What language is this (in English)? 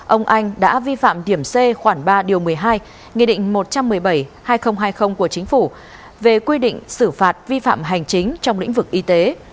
Vietnamese